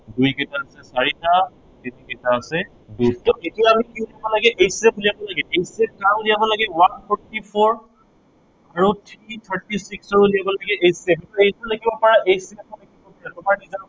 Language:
Assamese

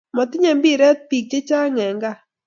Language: Kalenjin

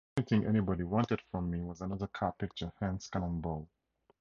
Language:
English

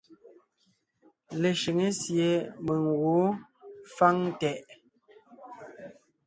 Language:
Ngiemboon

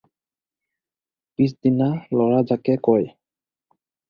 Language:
Assamese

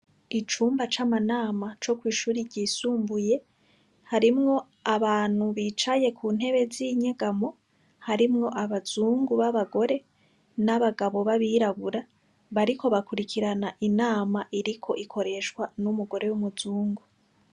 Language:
Rundi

